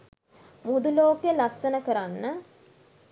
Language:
Sinhala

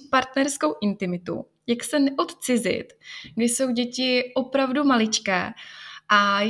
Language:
Czech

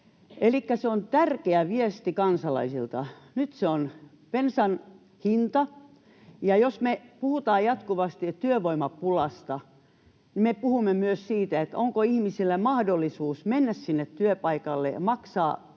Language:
Finnish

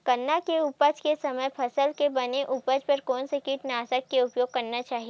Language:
Chhattisgarhi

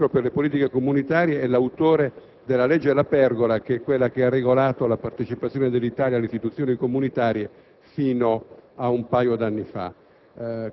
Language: Italian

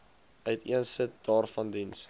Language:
Afrikaans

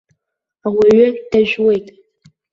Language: Abkhazian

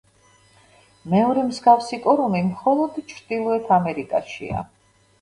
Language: Georgian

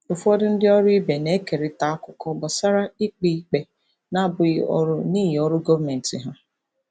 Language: Igbo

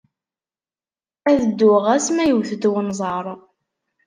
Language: Kabyle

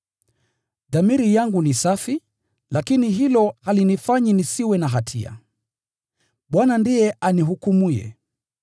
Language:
Swahili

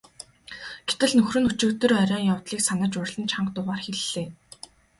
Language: Mongolian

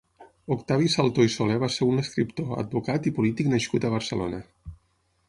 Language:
Catalan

